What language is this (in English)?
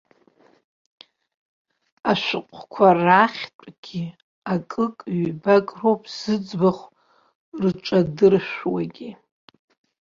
Abkhazian